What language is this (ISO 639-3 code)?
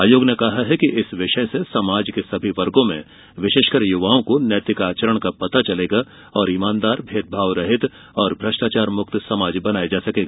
hin